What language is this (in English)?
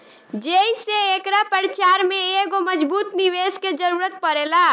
Bhojpuri